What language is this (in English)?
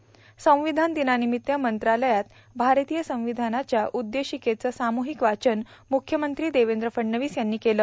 Marathi